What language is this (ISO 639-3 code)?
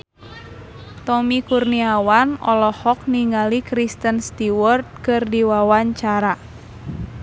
sun